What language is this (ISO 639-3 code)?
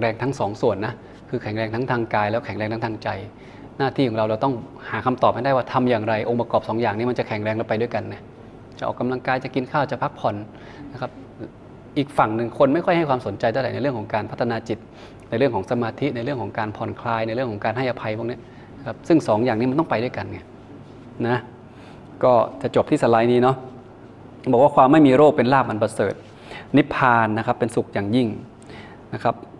tha